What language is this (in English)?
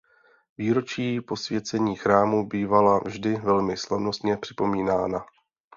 Czech